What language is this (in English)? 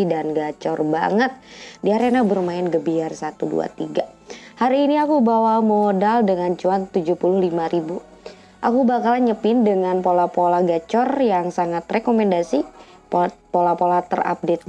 Indonesian